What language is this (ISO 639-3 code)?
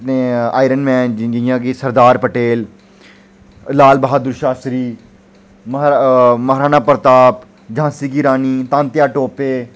doi